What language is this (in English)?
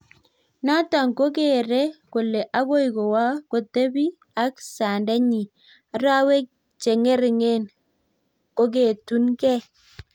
Kalenjin